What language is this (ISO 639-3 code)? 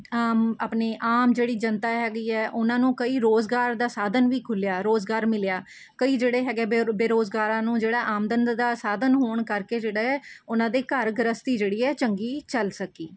pan